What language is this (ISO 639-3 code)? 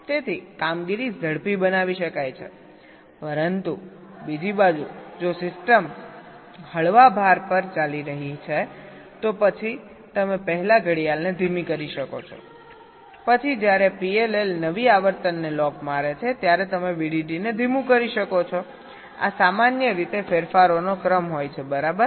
guj